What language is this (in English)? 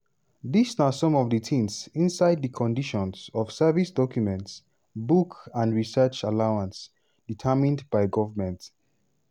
Nigerian Pidgin